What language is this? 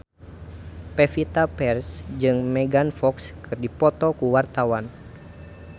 Sundanese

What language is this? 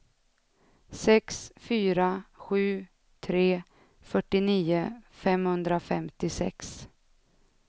Swedish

